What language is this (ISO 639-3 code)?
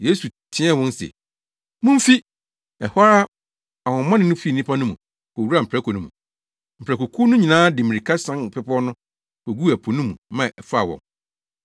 aka